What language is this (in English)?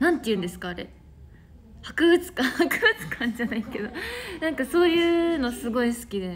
Japanese